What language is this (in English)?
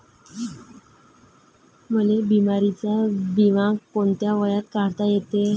Marathi